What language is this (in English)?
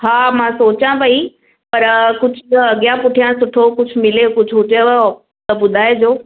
Sindhi